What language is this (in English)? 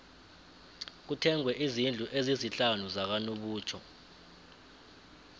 South Ndebele